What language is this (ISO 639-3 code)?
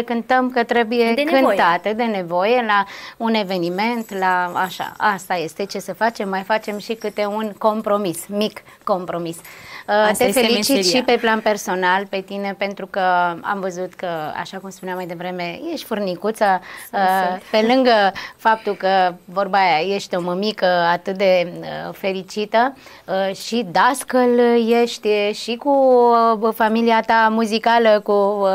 ron